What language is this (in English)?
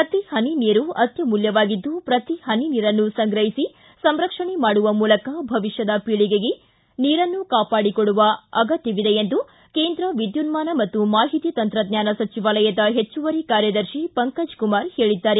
Kannada